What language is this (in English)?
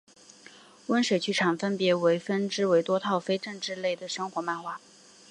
Chinese